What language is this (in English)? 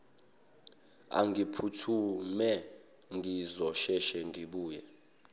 Zulu